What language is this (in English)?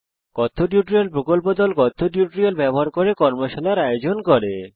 Bangla